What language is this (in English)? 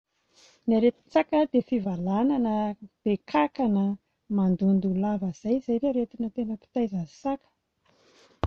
Malagasy